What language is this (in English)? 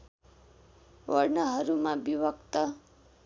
Nepali